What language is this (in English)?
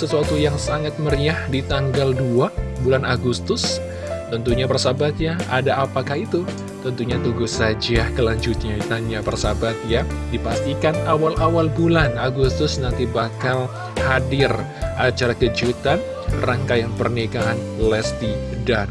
Indonesian